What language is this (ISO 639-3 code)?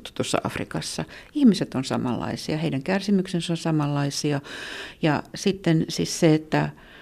fin